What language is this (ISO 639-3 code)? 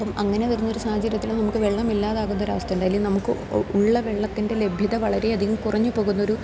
mal